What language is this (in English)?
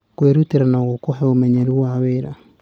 Kikuyu